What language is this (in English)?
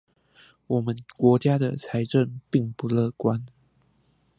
Chinese